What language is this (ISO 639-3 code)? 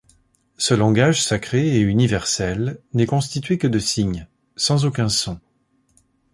fra